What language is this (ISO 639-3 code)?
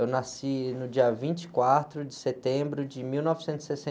por